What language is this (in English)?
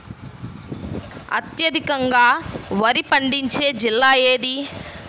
Telugu